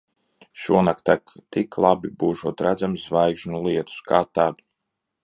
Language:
Latvian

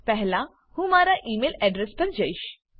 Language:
Gujarati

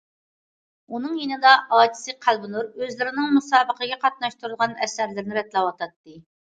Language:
Uyghur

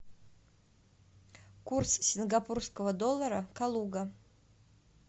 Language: Russian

